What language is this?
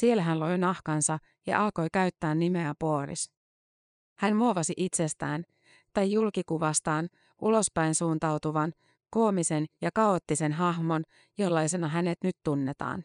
Finnish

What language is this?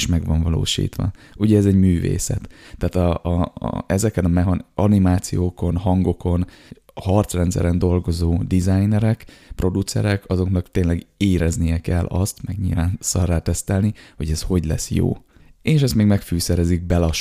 Hungarian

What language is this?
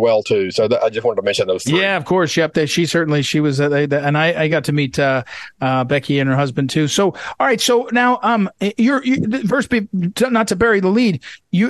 English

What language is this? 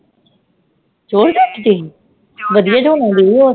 Punjabi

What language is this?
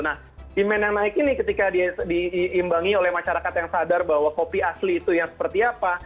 Indonesian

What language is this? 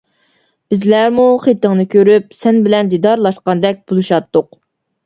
Uyghur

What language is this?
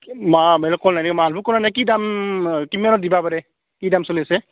Assamese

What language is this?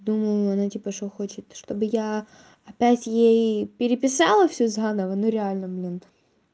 Russian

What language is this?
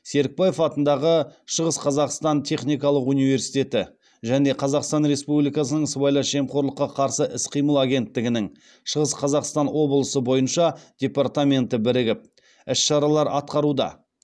Kazakh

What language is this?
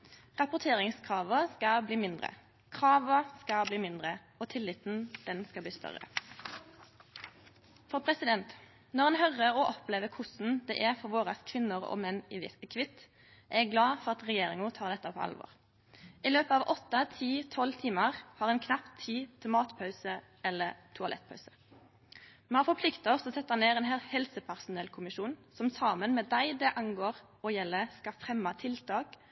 Norwegian Nynorsk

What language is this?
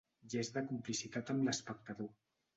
Catalan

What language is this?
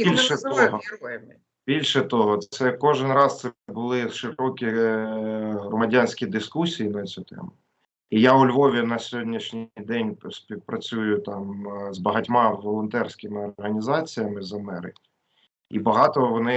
Ukrainian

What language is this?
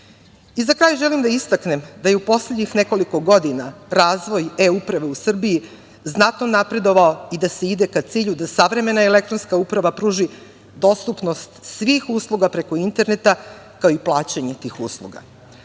Serbian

